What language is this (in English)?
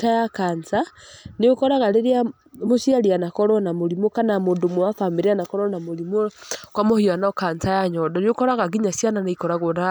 Kikuyu